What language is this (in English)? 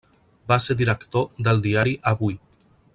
Catalan